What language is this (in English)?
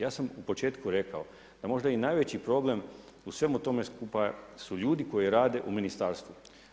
Croatian